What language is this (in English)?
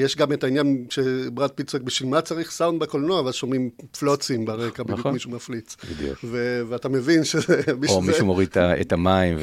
Hebrew